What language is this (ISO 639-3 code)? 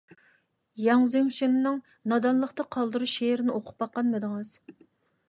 uig